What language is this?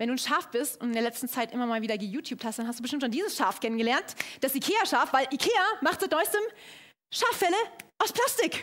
German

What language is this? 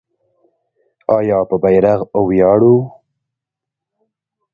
Pashto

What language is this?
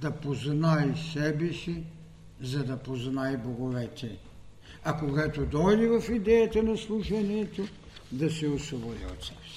Bulgarian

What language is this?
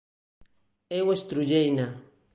Galician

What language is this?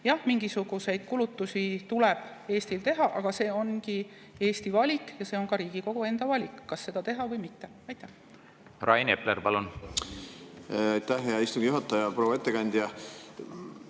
Estonian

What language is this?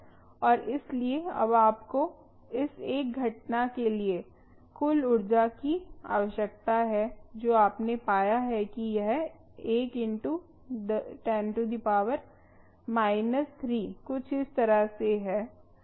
Hindi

